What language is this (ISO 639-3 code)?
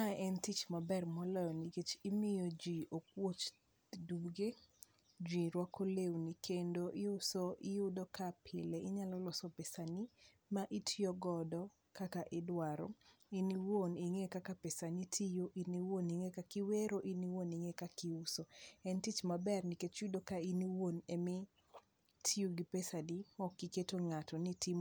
luo